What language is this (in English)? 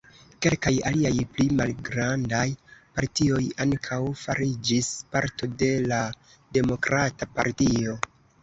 Esperanto